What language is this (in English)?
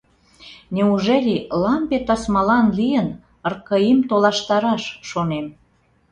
Mari